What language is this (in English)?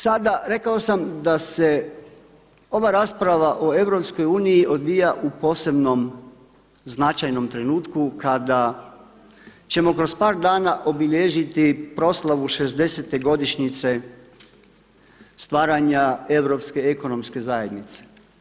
Croatian